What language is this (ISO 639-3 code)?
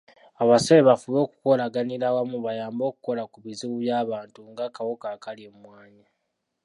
lug